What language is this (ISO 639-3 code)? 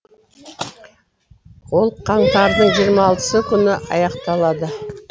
kaz